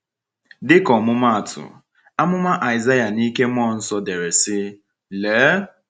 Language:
Igbo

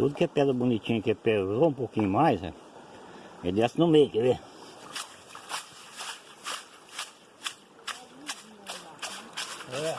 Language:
Portuguese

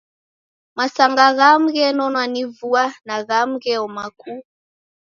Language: Taita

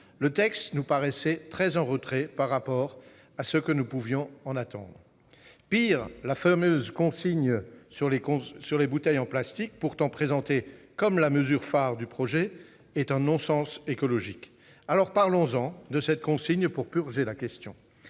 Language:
French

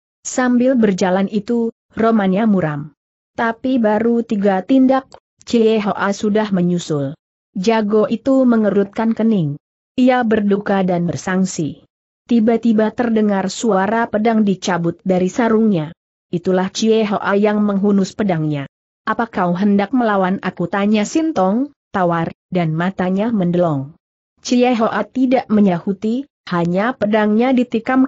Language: Indonesian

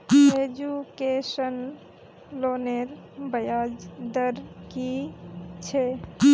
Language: Magahi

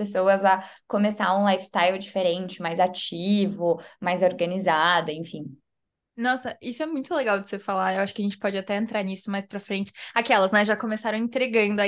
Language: Portuguese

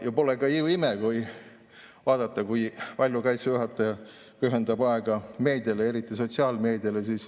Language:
Estonian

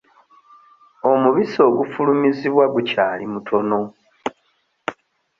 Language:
Ganda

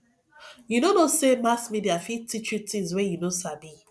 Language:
Nigerian Pidgin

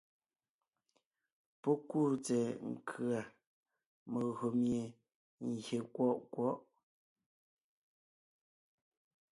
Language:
Ngiemboon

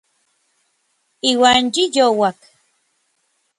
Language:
Orizaba Nahuatl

